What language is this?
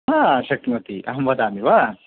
Sanskrit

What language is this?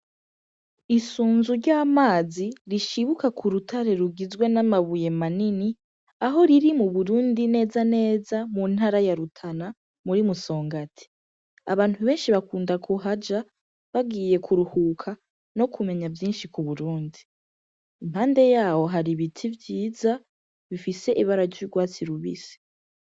Rundi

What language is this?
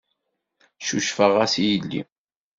Kabyle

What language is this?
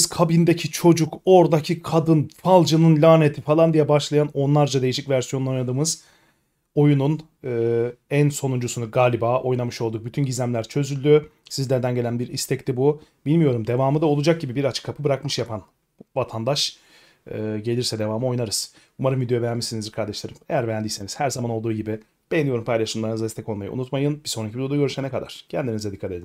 Turkish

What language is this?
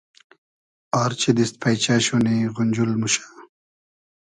Hazaragi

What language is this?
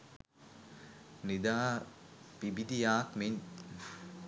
Sinhala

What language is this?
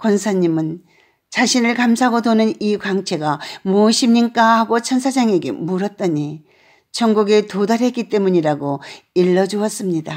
Korean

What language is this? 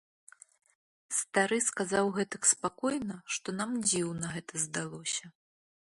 Belarusian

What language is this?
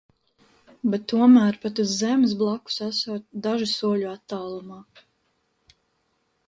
Latvian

